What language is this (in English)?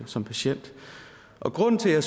Danish